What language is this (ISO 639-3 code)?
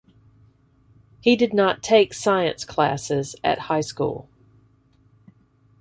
eng